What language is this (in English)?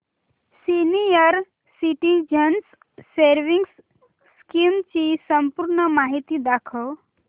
Marathi